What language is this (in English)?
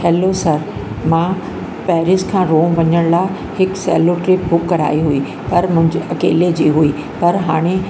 Sindhi